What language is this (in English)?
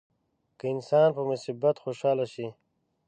Pashto